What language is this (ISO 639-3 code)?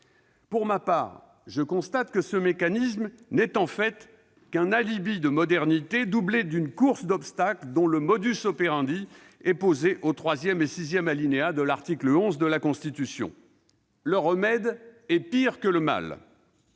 fra